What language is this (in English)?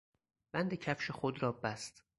Persian